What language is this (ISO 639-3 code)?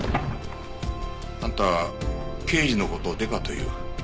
jpn